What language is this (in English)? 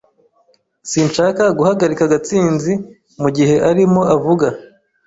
Kinyarwanda